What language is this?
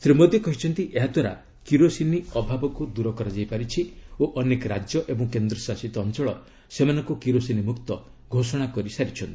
Odia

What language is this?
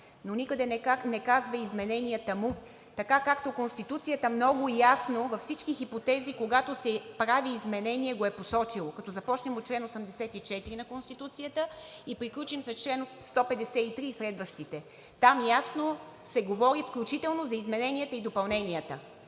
Bulgarian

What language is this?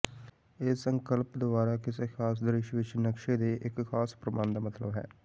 Punjabi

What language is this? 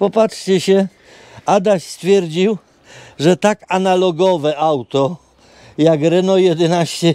Polish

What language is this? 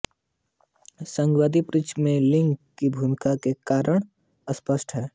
Hindi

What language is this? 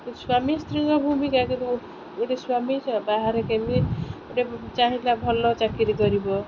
Odia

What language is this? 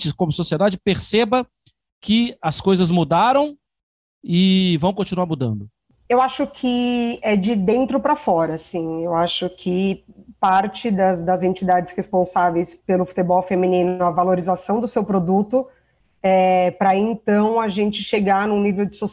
Portuguese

